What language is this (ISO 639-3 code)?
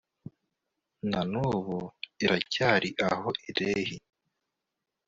kin